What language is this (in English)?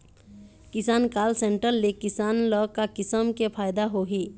Chhattisgarhi